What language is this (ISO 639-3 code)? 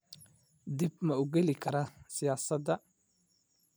som